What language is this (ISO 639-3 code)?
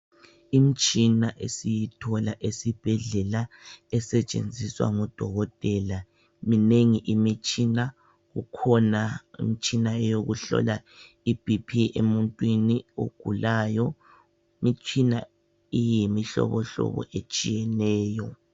nde